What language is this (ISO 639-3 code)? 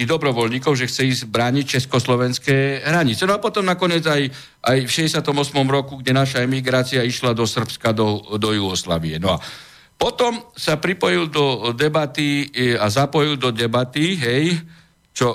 slk